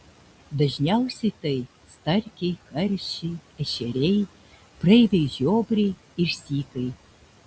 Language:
Lithuanian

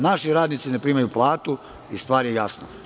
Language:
Serbian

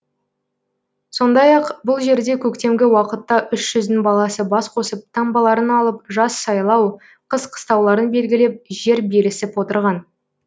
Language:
Kazakh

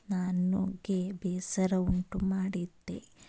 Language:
Kannada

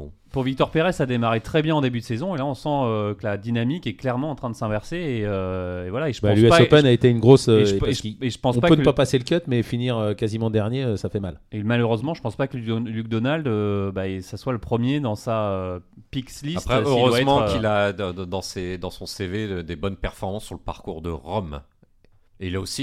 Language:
French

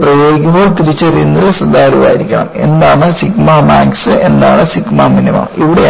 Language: Malayalam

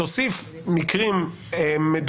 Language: Hebrew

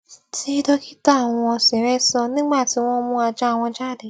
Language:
Yoruba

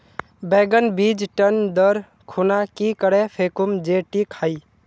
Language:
Magahi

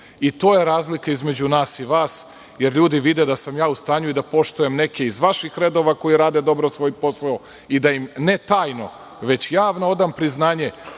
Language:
Serbian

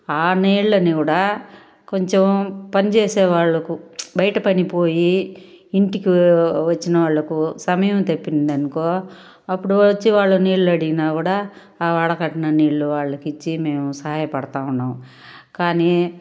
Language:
Telugu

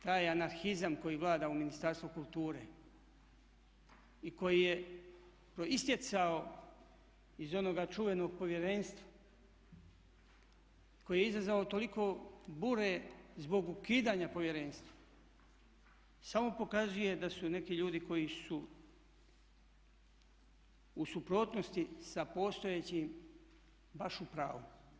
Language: Croatian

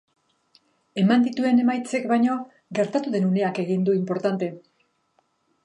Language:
Basque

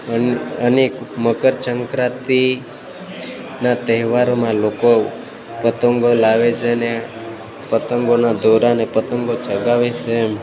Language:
Gujarati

